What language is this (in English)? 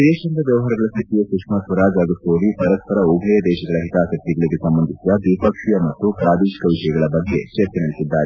Kannada